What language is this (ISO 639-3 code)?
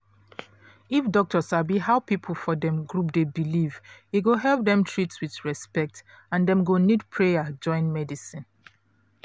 pcm